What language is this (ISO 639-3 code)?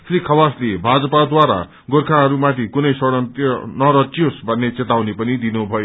nep